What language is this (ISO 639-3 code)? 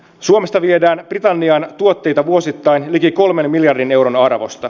fin